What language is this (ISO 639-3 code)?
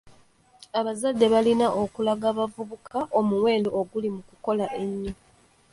lug